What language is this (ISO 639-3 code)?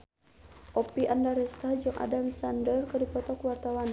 sun